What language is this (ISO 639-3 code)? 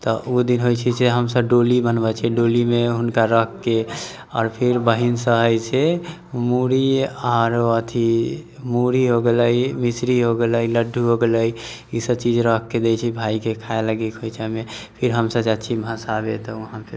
mai